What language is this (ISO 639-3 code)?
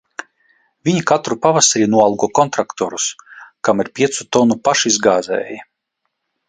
lav